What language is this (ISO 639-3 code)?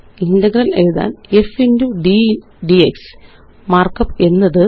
mal